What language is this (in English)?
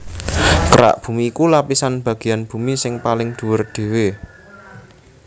Javanese